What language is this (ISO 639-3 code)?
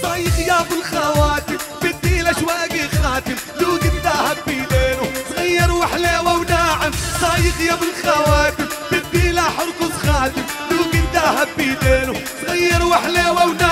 ara